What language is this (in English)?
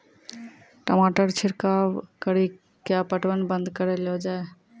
Maithili